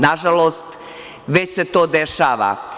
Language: Serbian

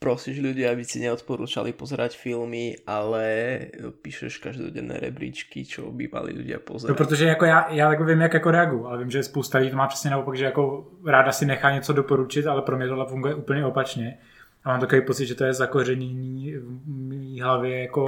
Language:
Czech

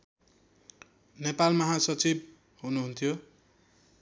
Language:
Nepali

